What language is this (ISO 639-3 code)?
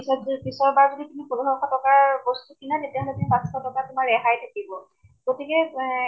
asm